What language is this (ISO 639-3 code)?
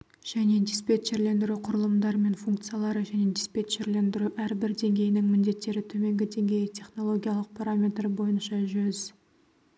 kaz